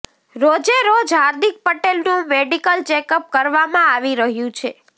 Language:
Gujarati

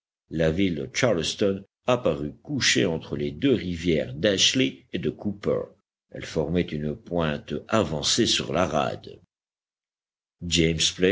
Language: French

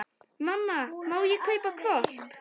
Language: Icelandic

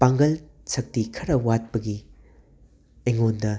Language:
Manipuri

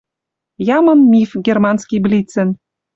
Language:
Western Mari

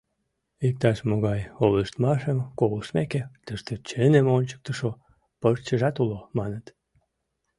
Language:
Mari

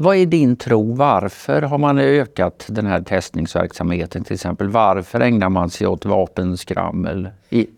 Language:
Swedish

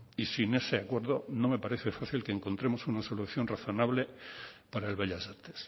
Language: Spanish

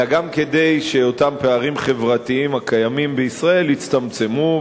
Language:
Hebrew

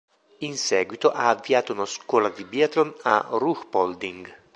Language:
Italian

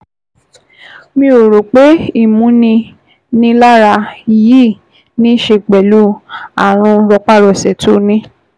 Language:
Yoruba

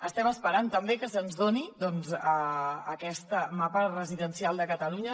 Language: Catalan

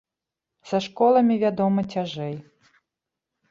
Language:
Belarusian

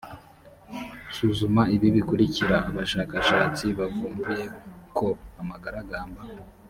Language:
Kinyarwanda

